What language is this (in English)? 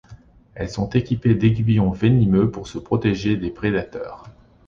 French